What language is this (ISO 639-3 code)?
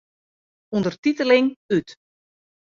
fry